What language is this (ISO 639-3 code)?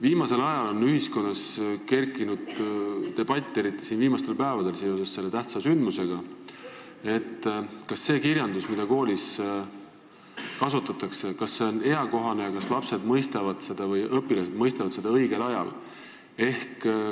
est